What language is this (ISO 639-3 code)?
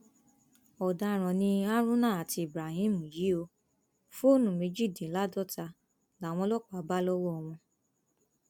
yor